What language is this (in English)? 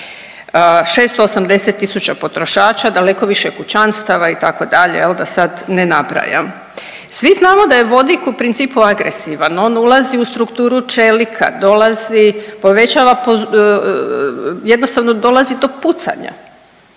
Croatian